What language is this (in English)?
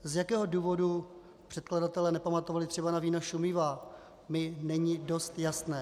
Czech